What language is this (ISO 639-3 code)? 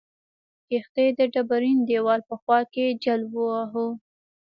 pus